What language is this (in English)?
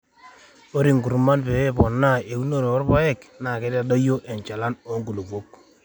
Masai